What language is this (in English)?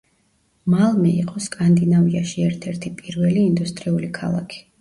Georgian